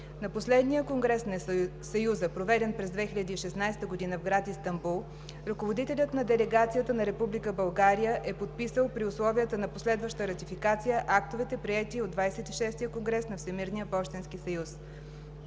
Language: Bulgarian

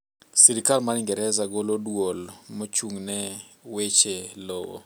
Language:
Luo (Kenya and Tanzania)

